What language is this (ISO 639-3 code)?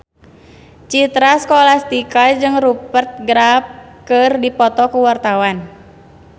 sun